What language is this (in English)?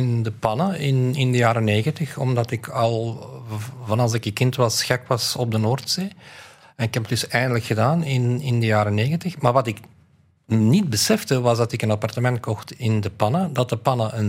Dutch